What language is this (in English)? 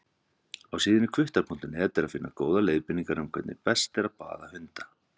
Icelandic